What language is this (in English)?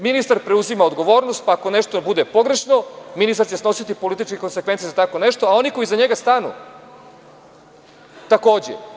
Serbian